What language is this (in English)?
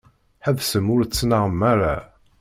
Kabyle